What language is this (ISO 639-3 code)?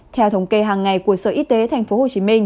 vie